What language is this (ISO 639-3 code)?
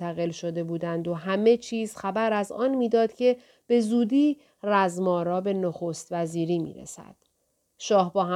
fas